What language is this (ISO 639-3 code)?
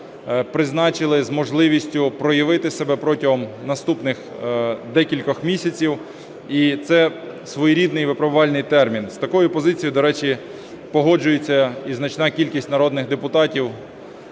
ukr